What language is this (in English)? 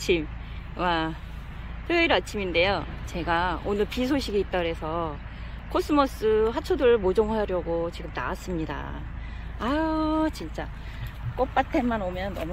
Korean